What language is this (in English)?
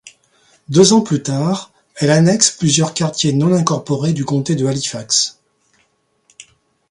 French